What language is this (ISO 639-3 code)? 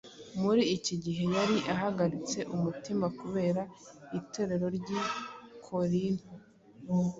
kin